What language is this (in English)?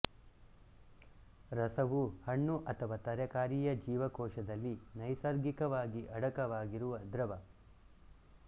Kannada